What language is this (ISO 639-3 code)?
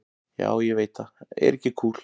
isl